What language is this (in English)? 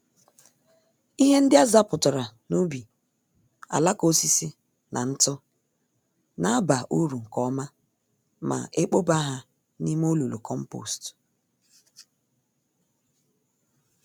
Igbo